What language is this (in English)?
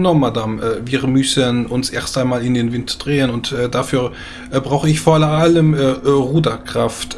German